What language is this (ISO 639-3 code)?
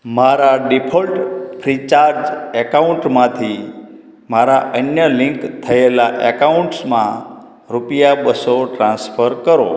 guj